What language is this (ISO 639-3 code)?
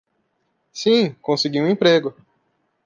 por